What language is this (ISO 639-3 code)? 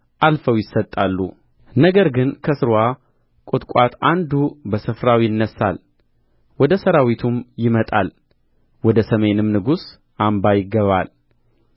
amh